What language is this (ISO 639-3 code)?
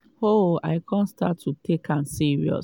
pcm